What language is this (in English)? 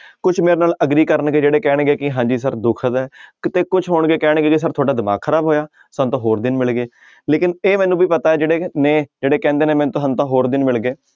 Punjabi